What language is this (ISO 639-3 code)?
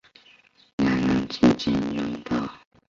zho